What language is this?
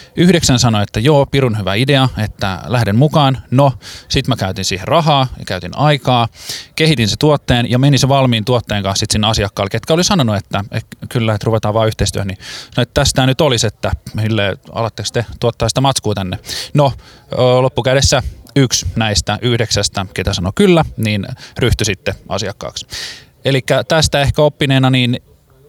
Finnish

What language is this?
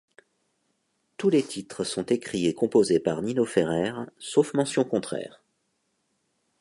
French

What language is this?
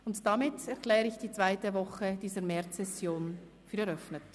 Swiss German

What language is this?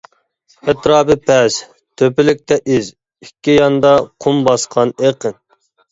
Uyghur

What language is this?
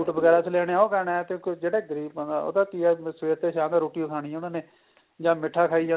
Punjabi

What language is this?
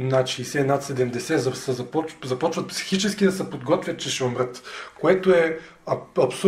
Bulgarian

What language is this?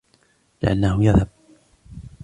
Arabic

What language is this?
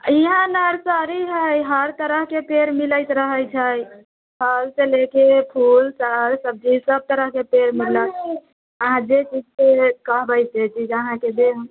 Maithili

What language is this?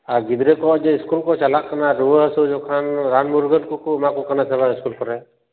Santali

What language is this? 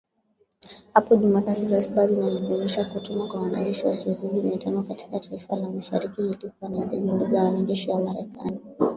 Swahili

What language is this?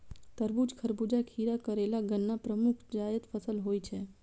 Maithili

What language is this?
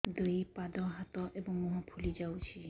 Odia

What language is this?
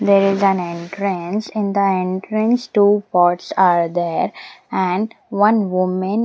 English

